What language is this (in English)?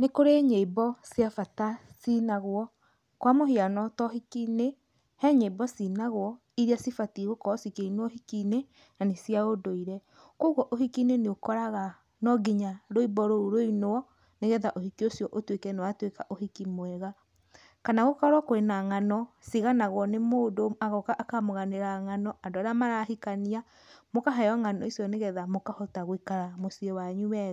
Kikuyu